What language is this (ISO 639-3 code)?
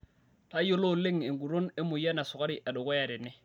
mas